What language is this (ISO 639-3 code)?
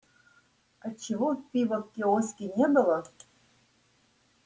rus